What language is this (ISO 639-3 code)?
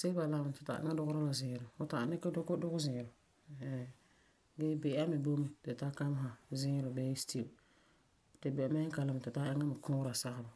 gur